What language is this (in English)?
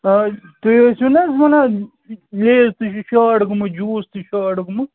Kashmiri